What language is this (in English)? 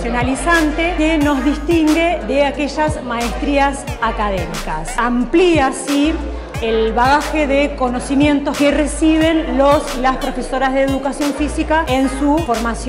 Spanish